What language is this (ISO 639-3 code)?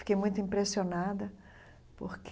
por